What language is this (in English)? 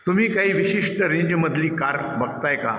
Marathi